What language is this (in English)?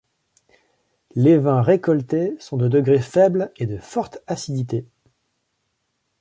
French